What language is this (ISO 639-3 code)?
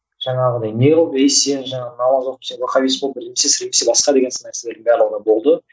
kaz